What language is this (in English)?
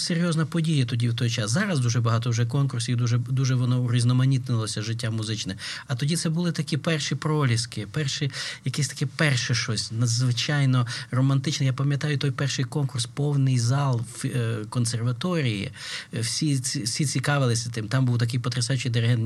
Ukrainian